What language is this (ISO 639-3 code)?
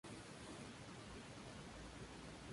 spa